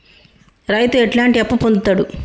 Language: Telugu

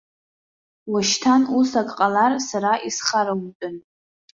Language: Abkhazian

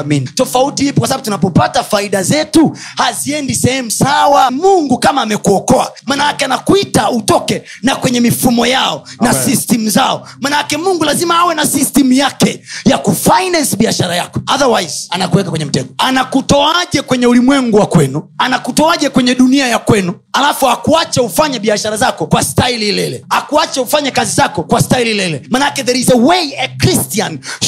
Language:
Swahili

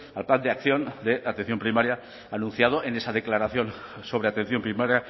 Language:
Spanish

